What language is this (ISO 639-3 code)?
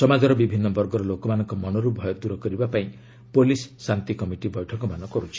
ori